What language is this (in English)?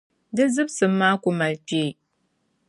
Dagbani